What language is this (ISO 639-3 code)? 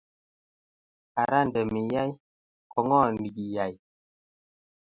kln